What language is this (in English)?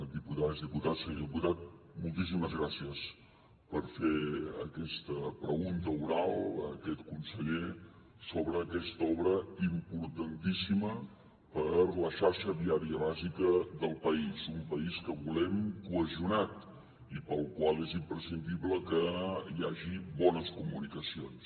Catalan